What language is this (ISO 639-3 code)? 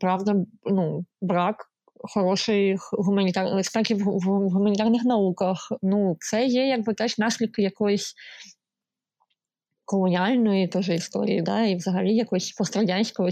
ukr